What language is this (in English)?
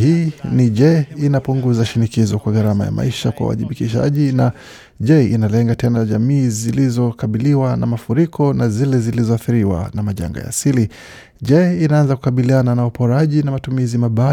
Swahili